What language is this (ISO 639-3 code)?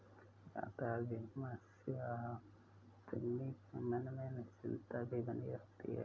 hin